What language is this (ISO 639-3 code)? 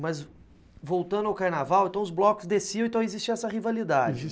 por